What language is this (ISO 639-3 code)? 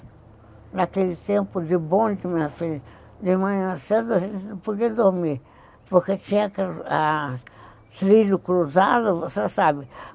por